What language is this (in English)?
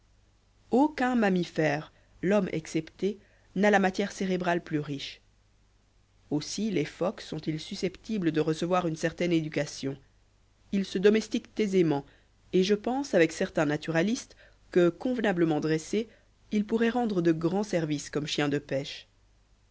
French